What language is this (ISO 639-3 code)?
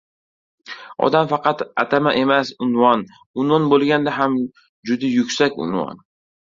uzb